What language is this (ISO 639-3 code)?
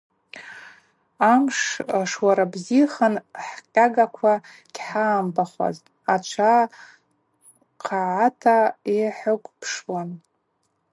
abq